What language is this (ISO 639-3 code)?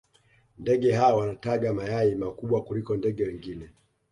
swa